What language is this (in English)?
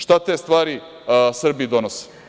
Serbian